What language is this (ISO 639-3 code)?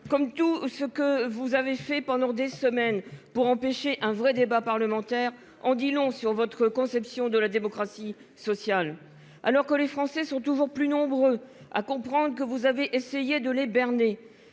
fra